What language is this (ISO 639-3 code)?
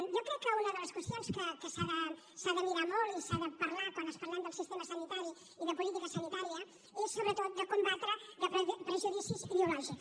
cat